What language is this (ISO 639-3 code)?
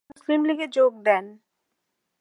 ben